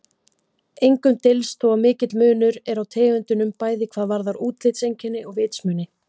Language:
Icelandic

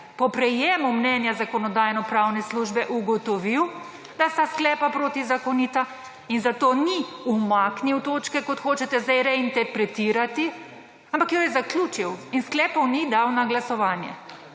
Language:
Slovenian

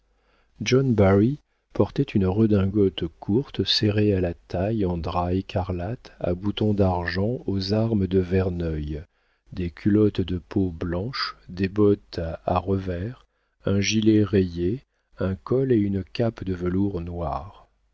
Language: French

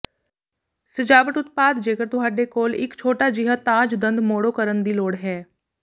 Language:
Punjabi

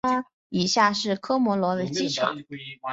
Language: Chinese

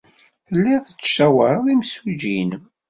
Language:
Kabyle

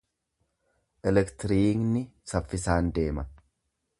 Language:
Oromo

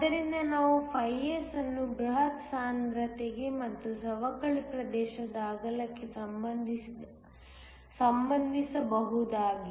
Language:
Kannada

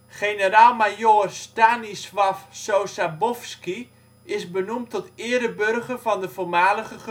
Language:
Dutch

